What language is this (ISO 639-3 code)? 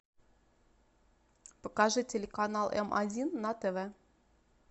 rus